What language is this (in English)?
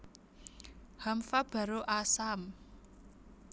Javanese